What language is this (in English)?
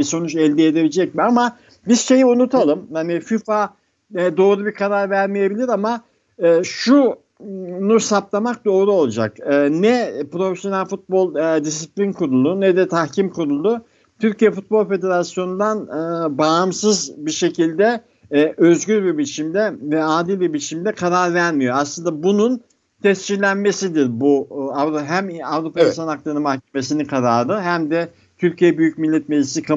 Turkish